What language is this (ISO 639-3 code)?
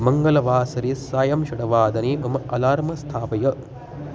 san